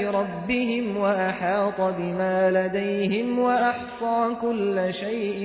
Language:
Persian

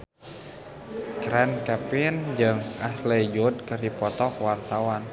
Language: Sundanese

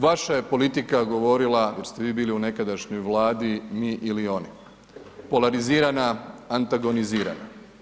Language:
Croatian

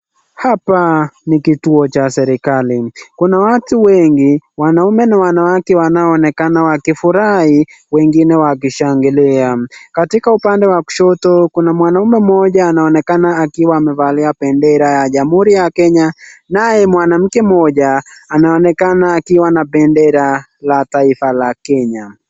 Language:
Swahili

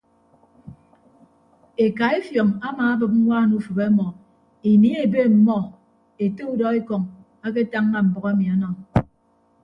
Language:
Ibibio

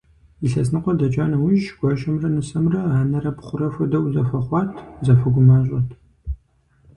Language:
Kabardian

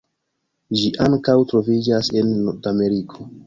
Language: Esperanto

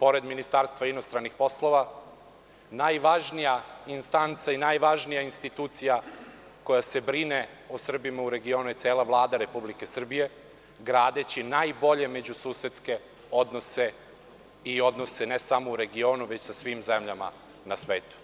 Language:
Serbian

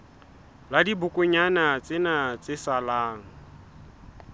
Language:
Southern Sotho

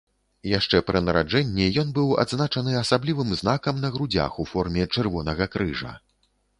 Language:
Belarusian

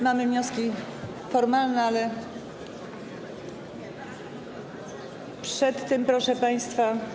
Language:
Polish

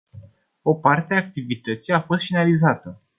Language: Romanian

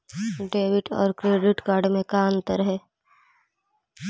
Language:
Magahi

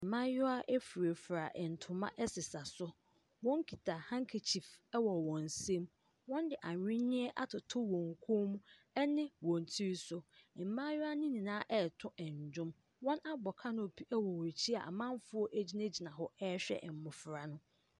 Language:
Akan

